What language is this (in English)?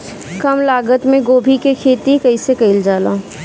Bhojpuri